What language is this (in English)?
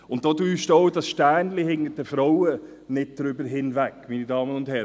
Swiss German